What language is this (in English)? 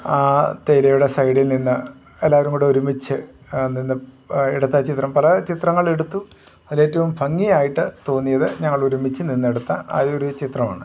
Malayalam